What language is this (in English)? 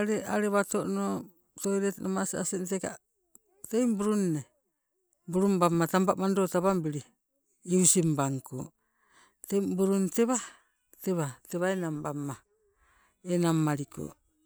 Sibe